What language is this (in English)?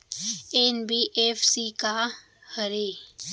Chhattisgarhi